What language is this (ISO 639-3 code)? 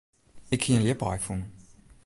fry